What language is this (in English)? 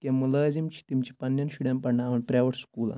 Kashmiri